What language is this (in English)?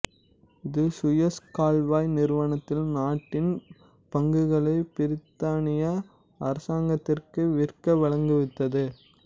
Tamil